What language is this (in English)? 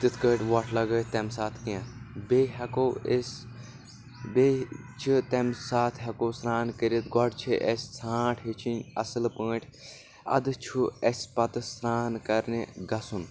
Kashmiri